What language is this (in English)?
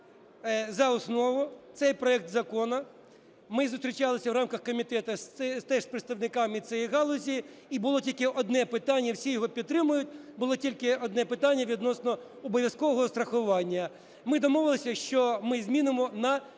Ukrainian